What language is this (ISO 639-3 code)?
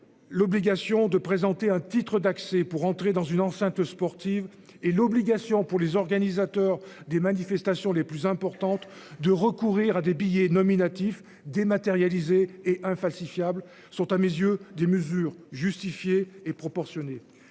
fra